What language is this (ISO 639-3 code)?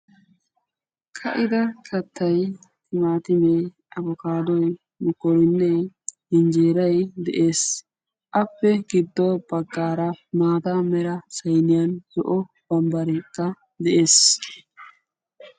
wal